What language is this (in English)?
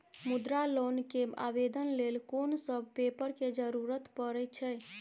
Maithili